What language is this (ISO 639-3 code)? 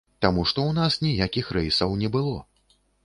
bel